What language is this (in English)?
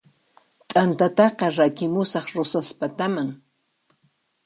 Puno Quechua